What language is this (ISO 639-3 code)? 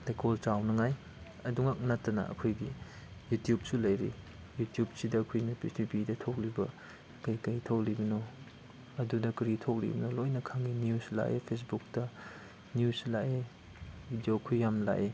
mni